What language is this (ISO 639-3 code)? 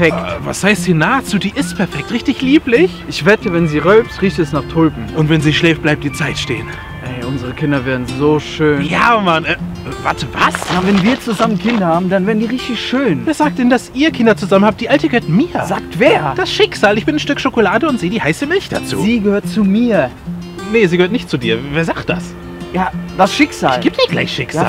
deu